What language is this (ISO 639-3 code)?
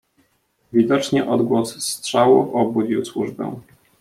pol